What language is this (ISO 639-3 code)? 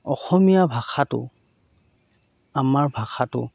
asm